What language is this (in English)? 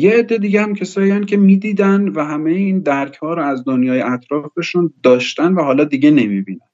Persian